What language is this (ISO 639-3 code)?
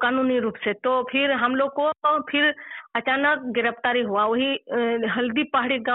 tel